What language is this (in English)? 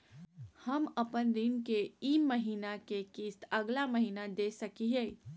Magahi